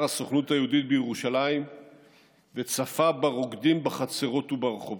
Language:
Hebrew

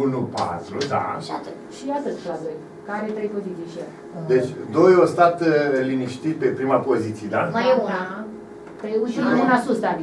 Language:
Romanian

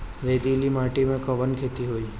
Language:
Bhojpuri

